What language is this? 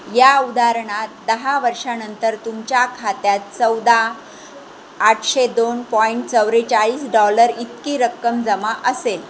Marathi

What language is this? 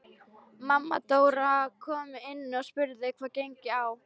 Icelandic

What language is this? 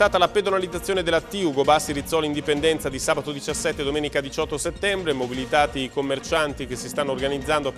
Italian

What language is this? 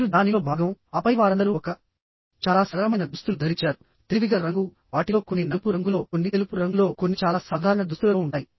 Telugu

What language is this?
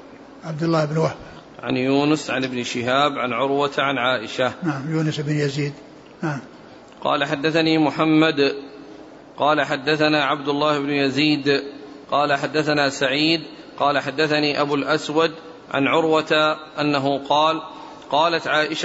Arabic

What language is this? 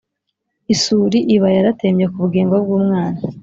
Kinyarwanda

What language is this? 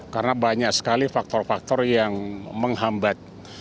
Indonesian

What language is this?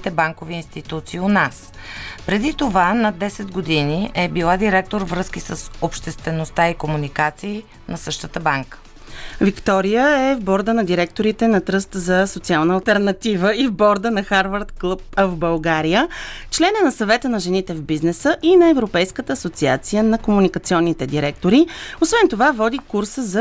Bulgarian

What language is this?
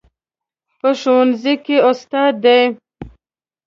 Pashto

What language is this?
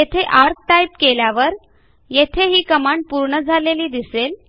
Marathi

